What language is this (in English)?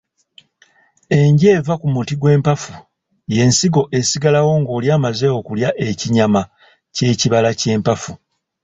Ganda